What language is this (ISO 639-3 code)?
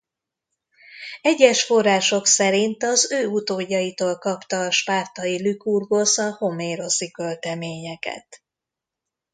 hun